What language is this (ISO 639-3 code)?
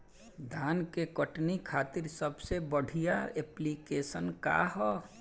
bho